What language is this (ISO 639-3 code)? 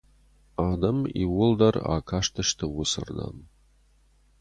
oss